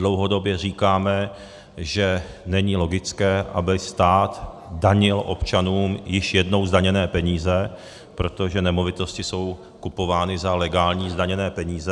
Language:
Czech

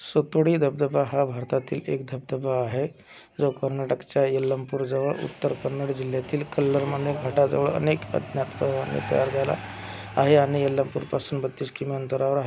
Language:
Marathi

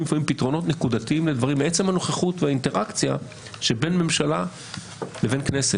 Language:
Hebrew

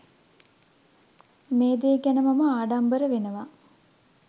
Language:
Sinhala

